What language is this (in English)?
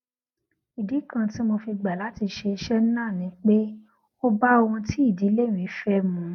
Yoruba